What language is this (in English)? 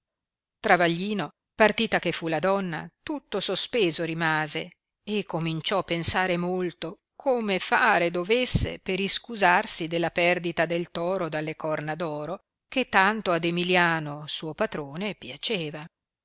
Italian